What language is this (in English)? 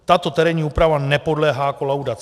Czech